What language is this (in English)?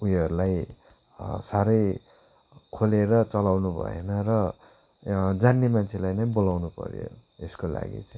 Nepali